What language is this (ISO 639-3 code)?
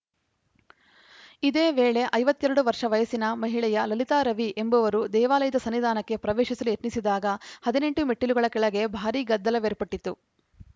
kan